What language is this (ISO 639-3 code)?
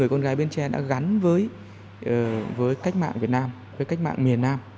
vie